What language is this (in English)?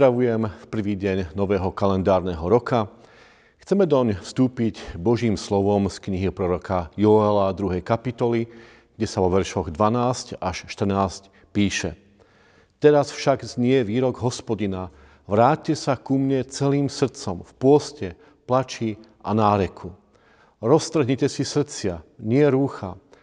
Slovak